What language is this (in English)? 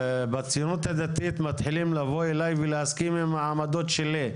Hebrew